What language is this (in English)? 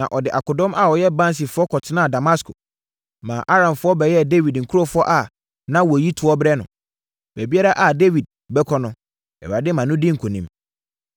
Akan